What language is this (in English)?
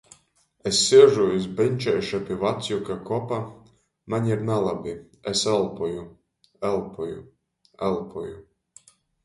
Latgalian